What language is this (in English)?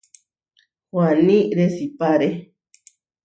Huarijio